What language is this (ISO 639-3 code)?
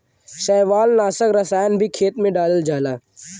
bho